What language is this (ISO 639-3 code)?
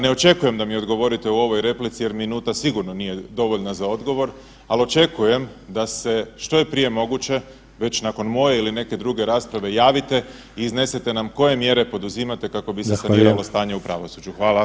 hrv